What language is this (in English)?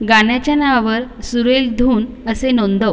Marathi